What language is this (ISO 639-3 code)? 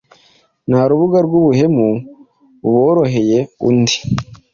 kin